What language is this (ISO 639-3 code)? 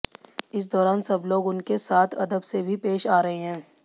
hin